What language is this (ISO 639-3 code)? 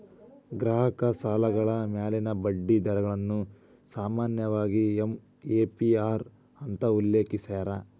kan